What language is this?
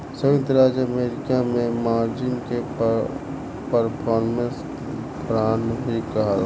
Bhojpuri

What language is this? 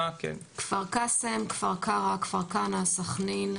Hebrew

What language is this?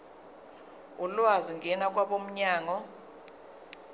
Zulu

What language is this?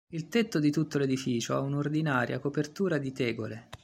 Italian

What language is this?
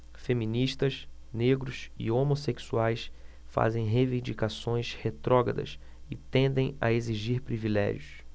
Portuguese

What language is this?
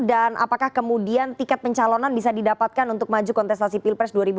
Indonesian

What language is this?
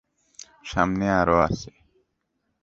Bangla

